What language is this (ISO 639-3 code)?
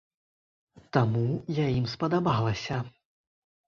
bel